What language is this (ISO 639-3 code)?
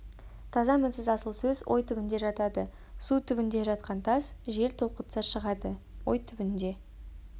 kaz